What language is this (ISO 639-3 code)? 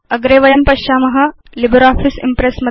san